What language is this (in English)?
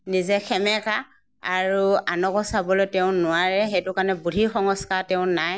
Assamese